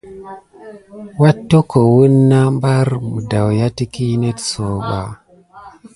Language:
Gidar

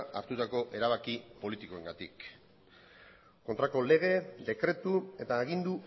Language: Basque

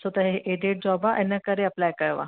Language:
Sindhi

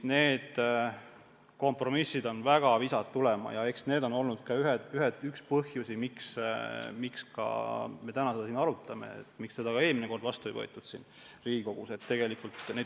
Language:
Estonian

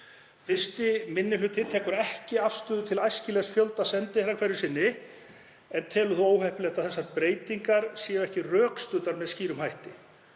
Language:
Icelandic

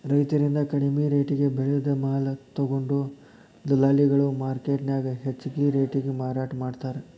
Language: Kannada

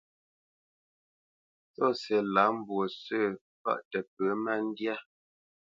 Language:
Bamenyam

